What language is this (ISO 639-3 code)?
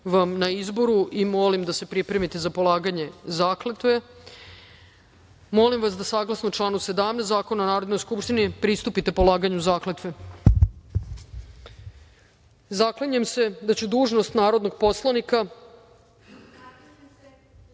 srp